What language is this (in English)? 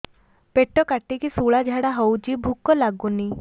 Odia